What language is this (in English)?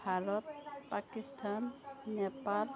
Assamese